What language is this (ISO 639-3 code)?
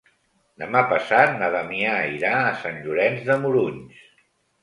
cat